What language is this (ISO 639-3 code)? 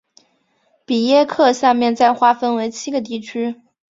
zho